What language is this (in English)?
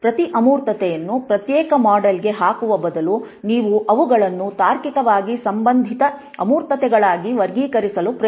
Kannada